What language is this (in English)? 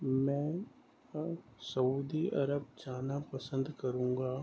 Urdu